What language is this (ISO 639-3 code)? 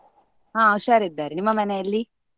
kan